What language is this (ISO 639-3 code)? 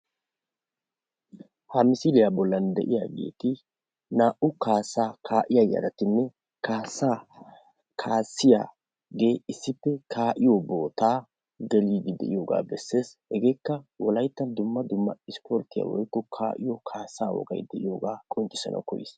wal